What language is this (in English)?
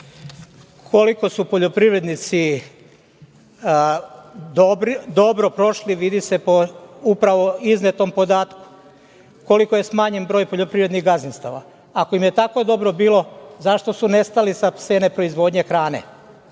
Serbian